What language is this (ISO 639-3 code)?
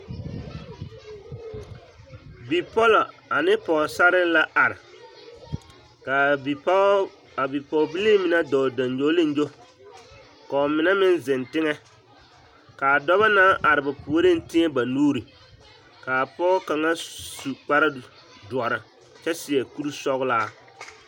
dga